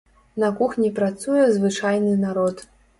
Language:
Belarusian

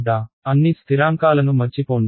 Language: Telugu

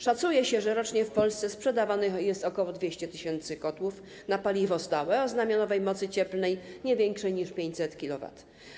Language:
Polish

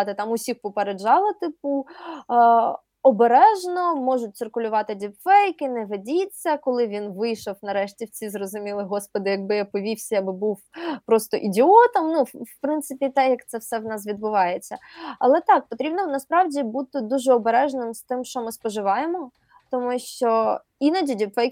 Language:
Ukrainian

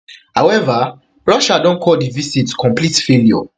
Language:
Nigerian Pidgin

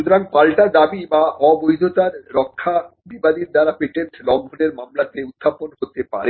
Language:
Bangla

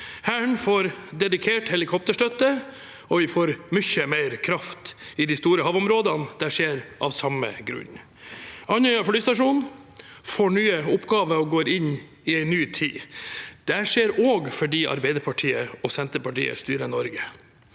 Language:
Norwegian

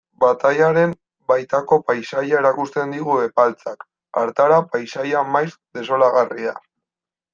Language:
Basque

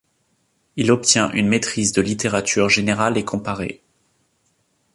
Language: French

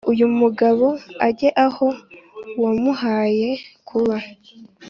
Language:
Kinyarwanda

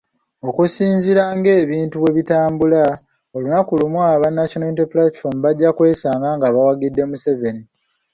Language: Ganda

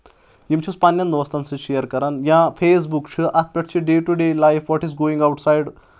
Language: Kashmiri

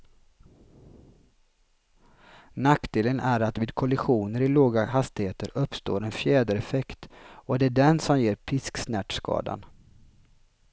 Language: Swedish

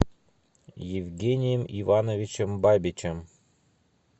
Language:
Russian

